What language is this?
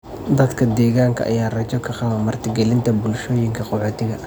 Somali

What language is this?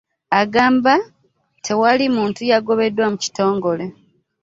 Ganda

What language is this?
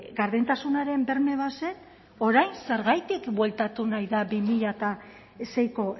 Basque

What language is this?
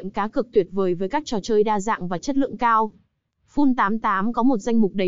Vietnamese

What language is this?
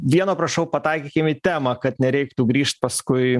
Lithuanian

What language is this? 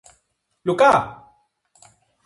Greek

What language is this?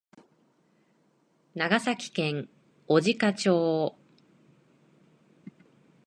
Japanese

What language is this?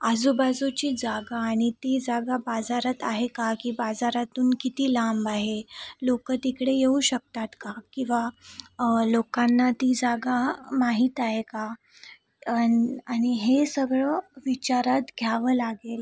Marathi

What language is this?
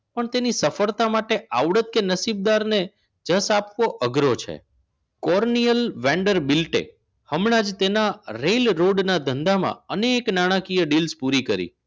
Gujarati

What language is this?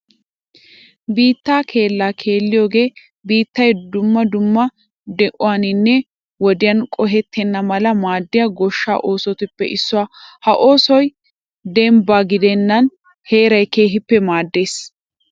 Wolaytta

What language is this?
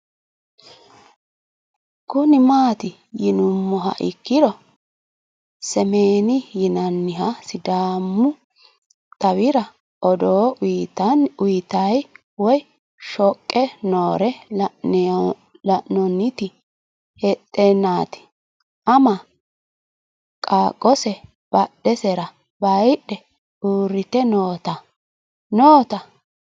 Sidamo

